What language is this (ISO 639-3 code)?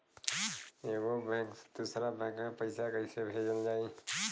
bho